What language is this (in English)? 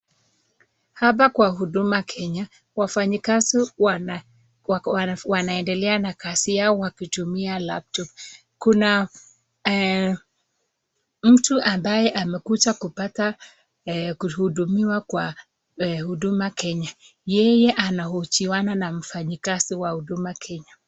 Swahili